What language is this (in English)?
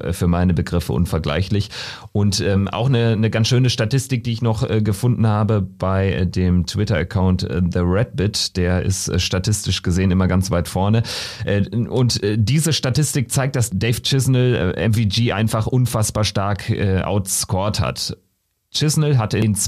German